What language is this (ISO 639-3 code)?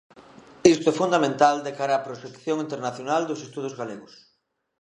glg